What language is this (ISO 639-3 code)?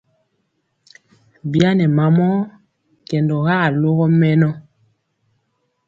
mcx